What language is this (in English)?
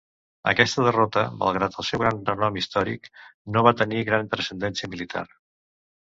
Catalan